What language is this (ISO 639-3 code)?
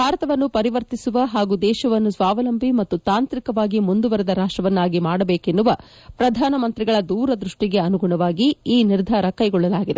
kan